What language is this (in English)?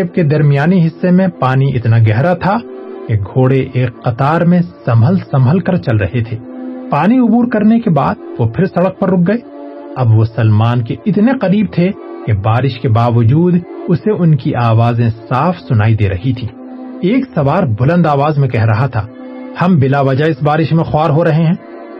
Urdu